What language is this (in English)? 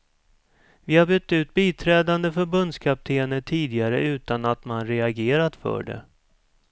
Swedish